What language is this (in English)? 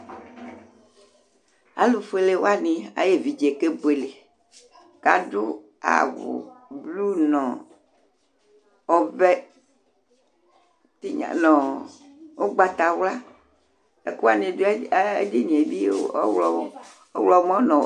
Ikposo